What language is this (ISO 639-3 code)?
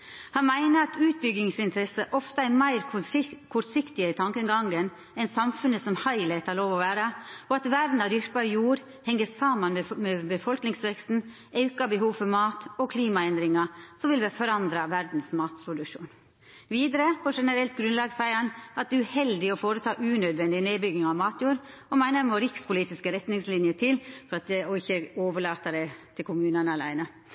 nno